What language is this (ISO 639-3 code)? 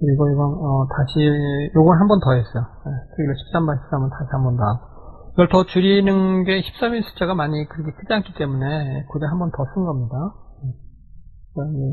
kor